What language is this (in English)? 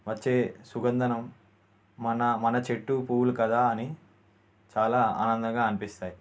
Telugu